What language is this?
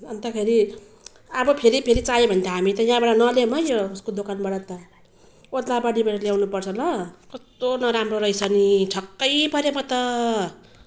Nepali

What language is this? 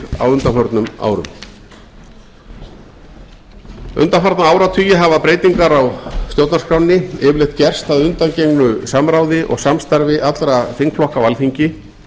Icelandic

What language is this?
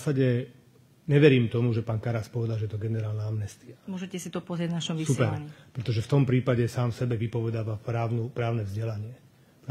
Slovak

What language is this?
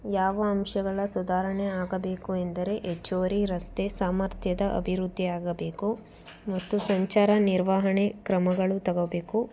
Kannada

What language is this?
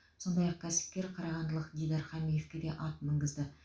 Kazakh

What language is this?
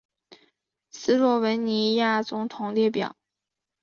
Chinese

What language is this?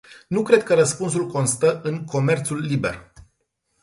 Romanian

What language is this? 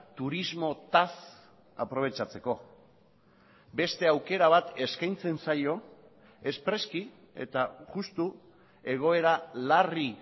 Basque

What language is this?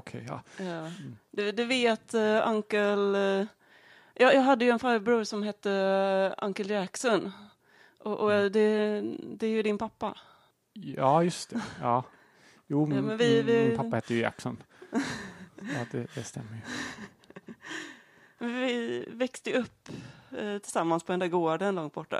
Swedish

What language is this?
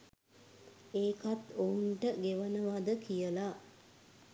Sinhala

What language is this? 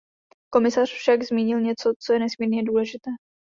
Czech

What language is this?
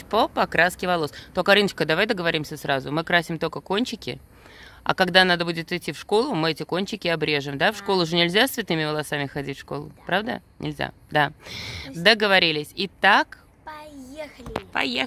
Russian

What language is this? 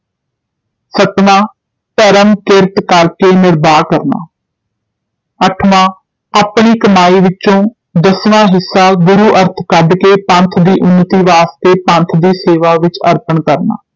Punjabi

